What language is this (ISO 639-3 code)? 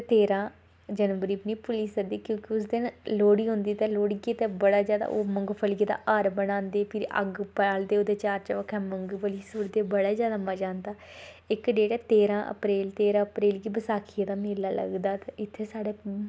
doi